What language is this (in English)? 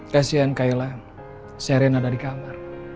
Indonesian